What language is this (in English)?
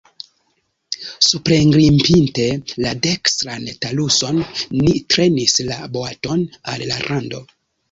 Esperanto